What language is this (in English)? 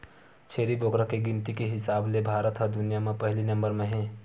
Chhattisgarhi